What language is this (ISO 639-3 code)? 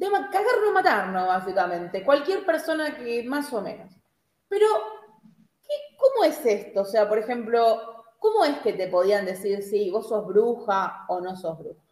spa